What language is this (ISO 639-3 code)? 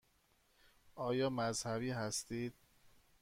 fas